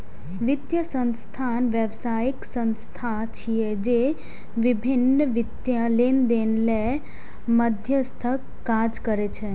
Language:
Maithili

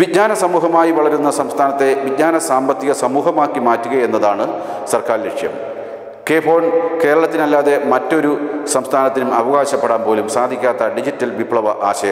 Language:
Romanian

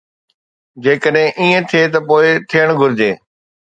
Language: Sindhi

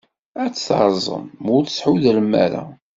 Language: Kabyle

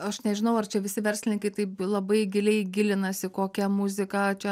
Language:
Lithuanian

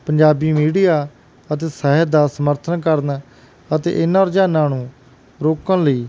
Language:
Punjabi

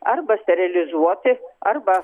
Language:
Lithuanian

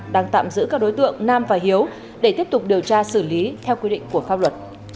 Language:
Vietnamese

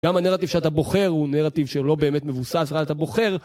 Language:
Hebrew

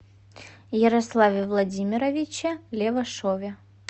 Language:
Russian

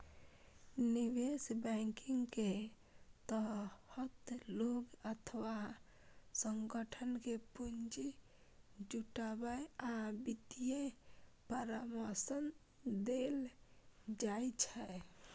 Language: Maithili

